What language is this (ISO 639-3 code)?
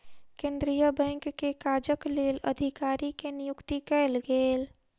mai